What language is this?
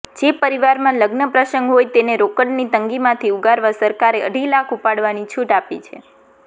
Gujarati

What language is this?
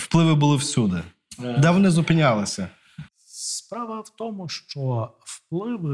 Ukrainian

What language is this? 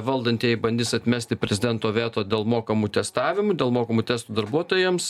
Lithuanian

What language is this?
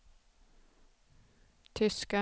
Swedish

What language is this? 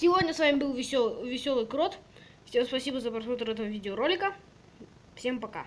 Russian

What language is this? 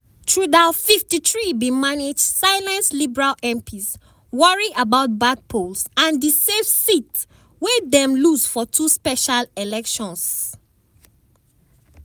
Nigerian Pidgin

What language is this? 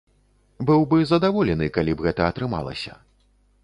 Belarusian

